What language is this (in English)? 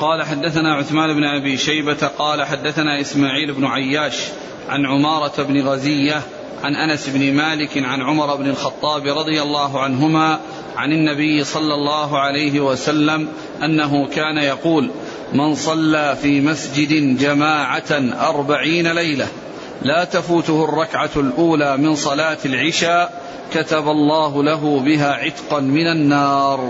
Arabic